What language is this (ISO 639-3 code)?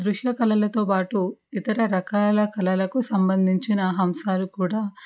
tel